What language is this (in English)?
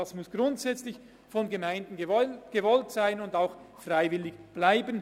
Swiss German